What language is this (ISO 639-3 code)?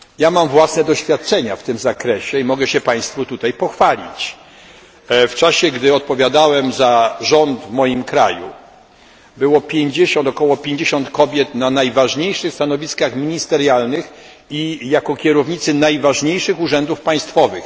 pol